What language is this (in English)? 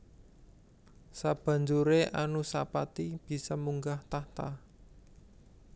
Javanese